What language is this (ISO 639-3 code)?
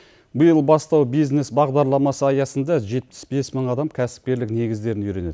kaz